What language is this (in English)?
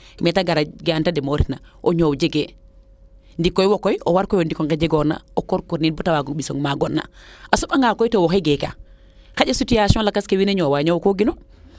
Serer